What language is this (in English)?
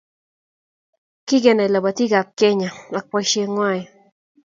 Kalenjin